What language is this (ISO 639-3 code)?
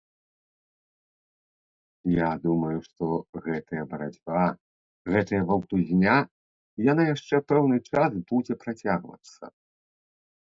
bel